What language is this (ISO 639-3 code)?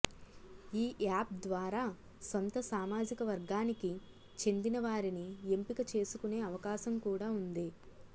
tel